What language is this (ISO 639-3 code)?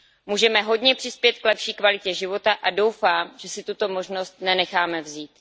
ces